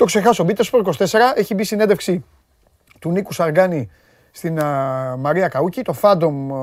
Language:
Greek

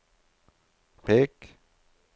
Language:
Norwegian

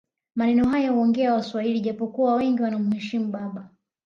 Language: Swahili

